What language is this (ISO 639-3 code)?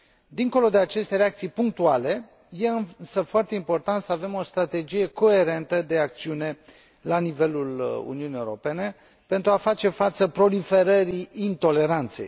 ron